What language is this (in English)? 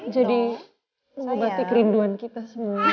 Indonesian